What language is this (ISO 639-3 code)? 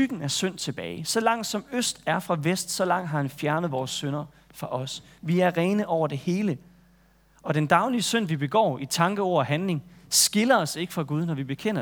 dan